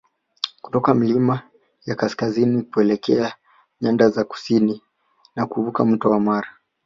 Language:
Swahili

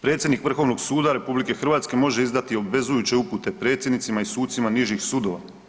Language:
Croatian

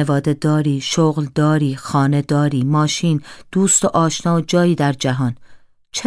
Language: Persian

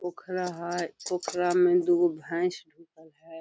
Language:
Magahi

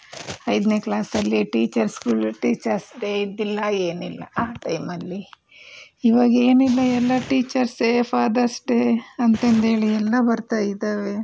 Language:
Kannada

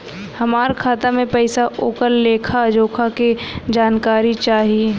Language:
Bhojpuri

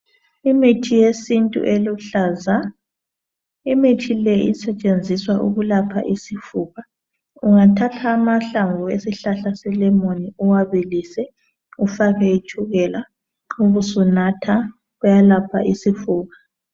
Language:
North Ndebele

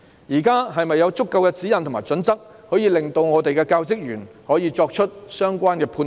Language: Cantonese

